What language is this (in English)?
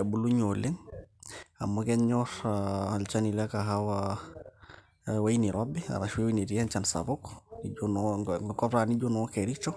Masai